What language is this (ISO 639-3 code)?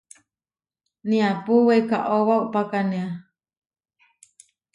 var